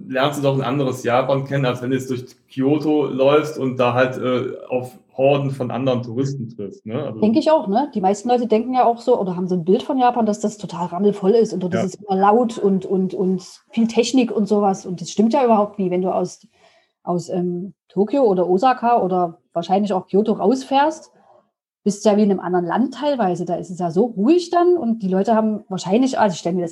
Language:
German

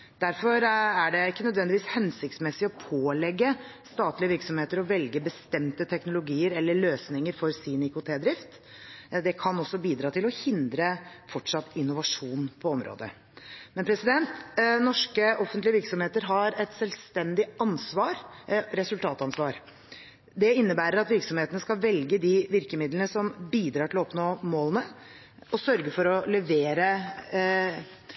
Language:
Norwegian Bokmål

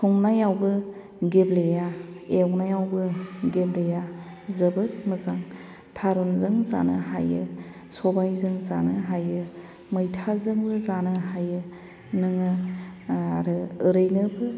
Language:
Bodo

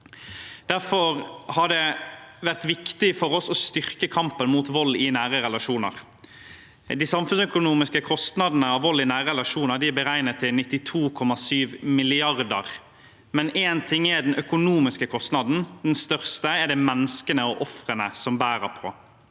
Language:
Norwegian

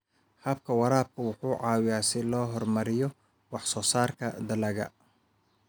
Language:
Somali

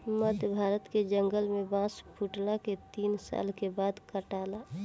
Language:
Bhojpuri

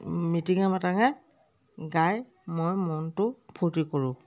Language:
Assamese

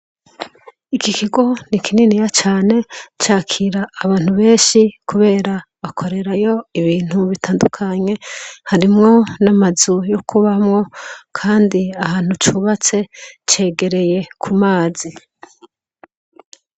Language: Rundi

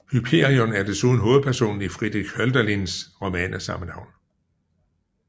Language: Danish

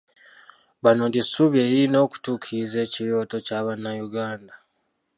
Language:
Ganda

